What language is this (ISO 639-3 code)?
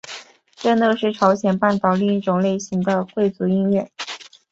zho